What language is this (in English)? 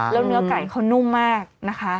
Thai